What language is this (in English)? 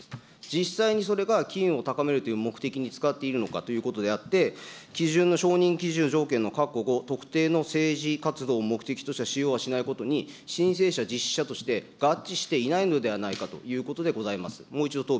Japanese